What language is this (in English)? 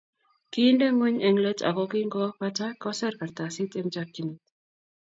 Kalenjin